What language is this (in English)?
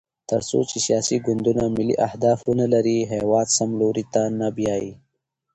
Pashto